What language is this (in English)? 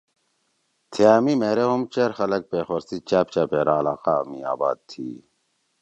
Torwali